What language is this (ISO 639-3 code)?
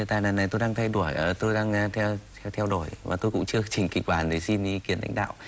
vie